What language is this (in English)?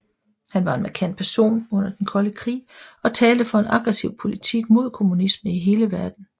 Danish